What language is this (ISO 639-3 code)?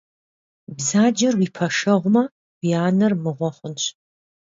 kbd